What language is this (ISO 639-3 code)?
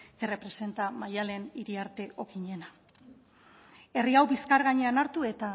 eus